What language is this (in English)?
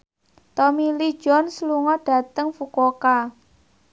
Javanese